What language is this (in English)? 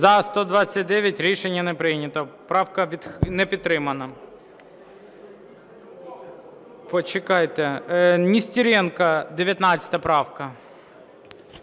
Ukrainian